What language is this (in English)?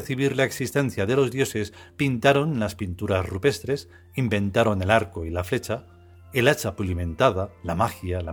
Spanish